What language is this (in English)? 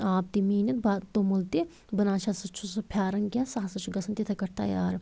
Kashmiri